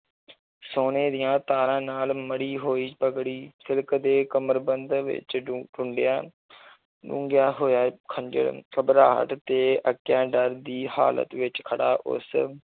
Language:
Punjabi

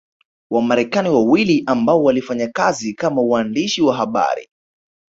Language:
Swahili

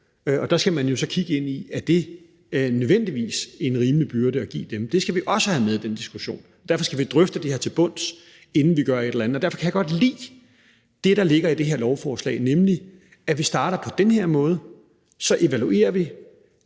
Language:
Danish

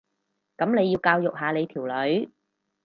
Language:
Cantonese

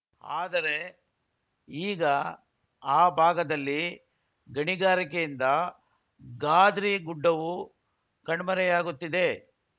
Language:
Kannada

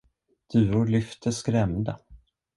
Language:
Swedish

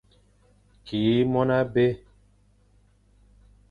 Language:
Fang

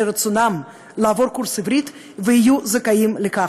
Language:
Hebrew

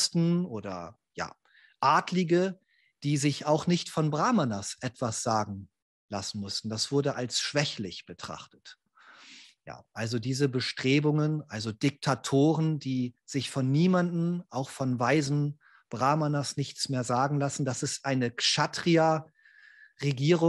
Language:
German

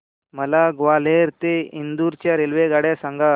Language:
Marathi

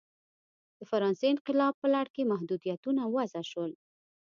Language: Pashto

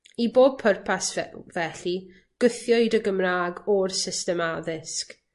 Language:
Welsh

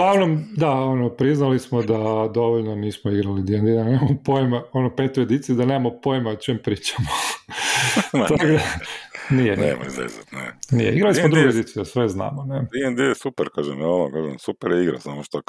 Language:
Croatian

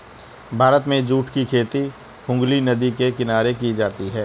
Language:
Hindi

